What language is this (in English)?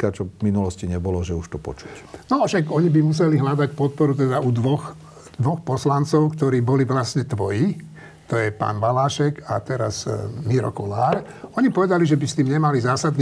Slovak